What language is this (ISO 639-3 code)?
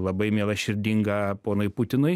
lit